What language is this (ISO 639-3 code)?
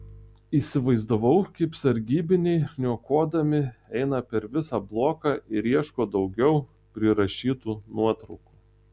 lit